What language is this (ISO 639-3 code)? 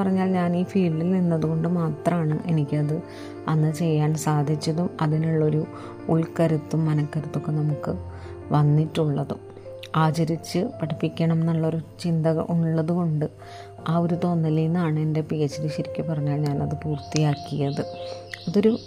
mal